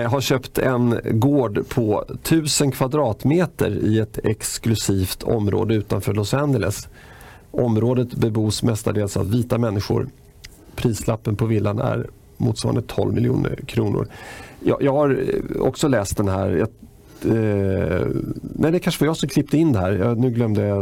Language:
Swedish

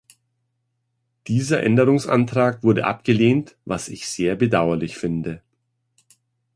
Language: German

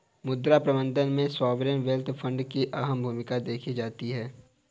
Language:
Hindi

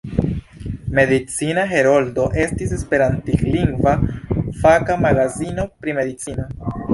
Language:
Esperanto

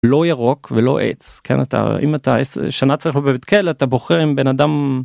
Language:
Hebrew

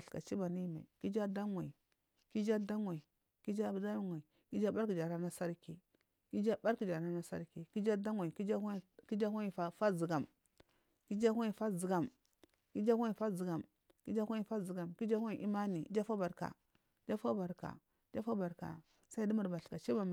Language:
Marghi South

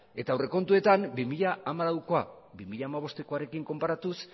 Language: Basque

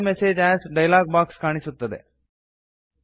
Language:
Kannada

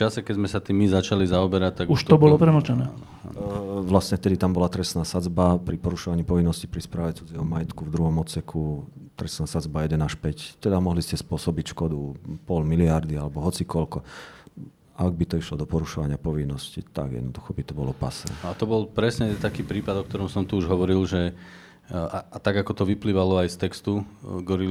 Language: Slovak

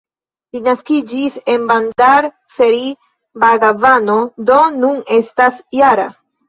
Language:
Esperanto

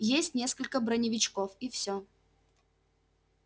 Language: Russian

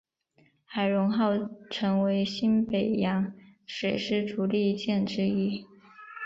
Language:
Chinese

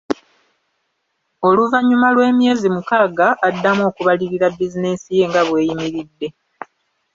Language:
Ganda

